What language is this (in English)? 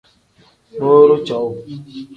Tem